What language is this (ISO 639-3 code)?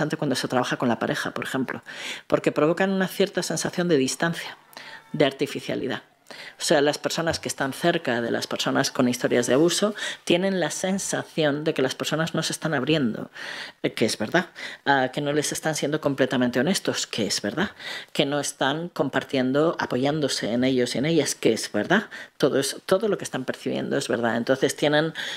spa